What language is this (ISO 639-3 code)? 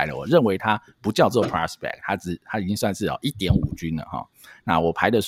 zho